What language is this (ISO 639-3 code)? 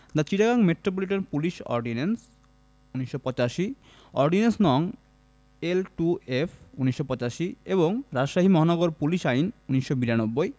ben